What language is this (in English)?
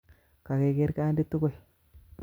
Kalenjin